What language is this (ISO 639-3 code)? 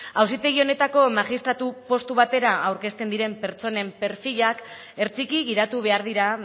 eus